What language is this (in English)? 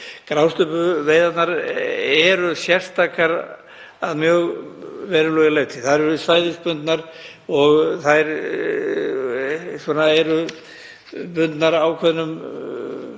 Icelandic